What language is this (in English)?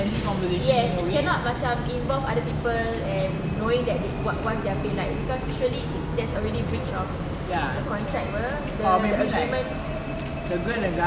English